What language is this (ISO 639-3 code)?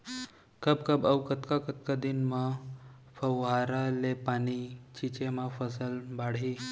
hne